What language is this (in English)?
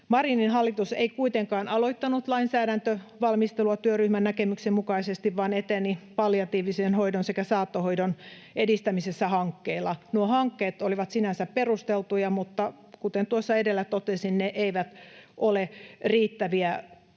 Finnish